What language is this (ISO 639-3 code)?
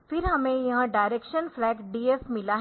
hin